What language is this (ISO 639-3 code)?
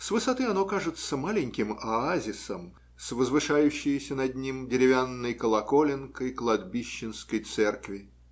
rus